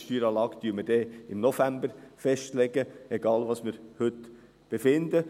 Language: Swiss German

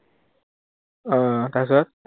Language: Assamese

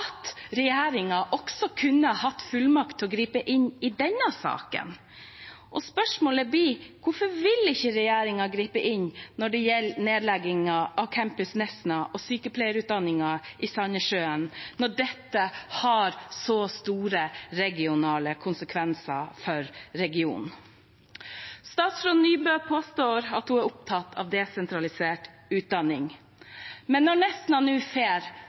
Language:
Norwegian Bokmål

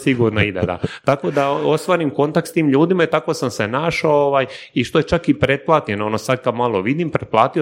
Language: Croatian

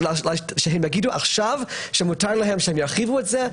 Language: Hebrew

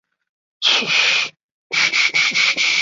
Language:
Chinese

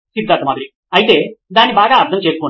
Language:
Telugu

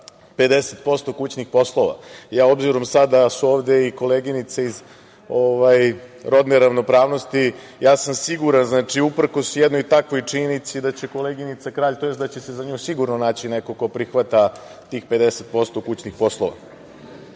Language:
Serbian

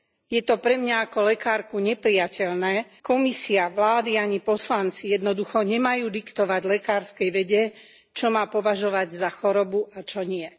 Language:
Slovak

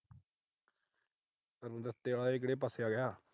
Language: Punjabi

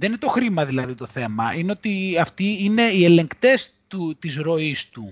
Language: Greek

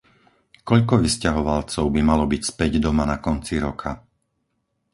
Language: Slovak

